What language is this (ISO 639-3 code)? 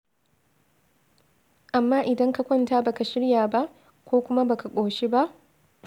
hau